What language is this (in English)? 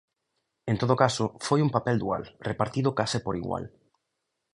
Galician